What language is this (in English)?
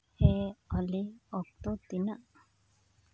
Santali